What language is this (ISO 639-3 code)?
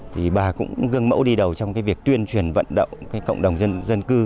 vie